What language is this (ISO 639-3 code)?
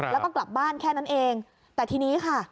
tha